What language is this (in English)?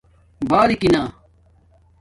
Domaaki